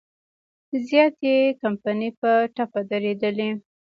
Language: Pashto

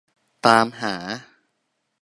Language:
Thai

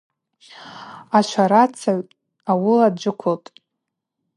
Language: Abaza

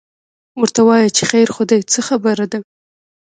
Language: Pashto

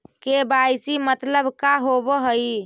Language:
Magahi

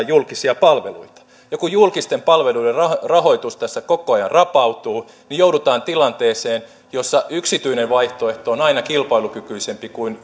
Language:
Finnish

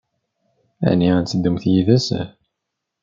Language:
Kabyle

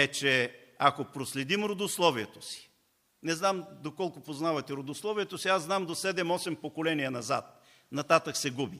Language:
Bulgarian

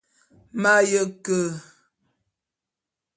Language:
Bulu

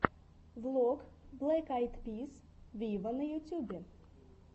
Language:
Russian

